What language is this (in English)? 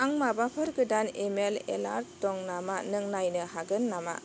Bodo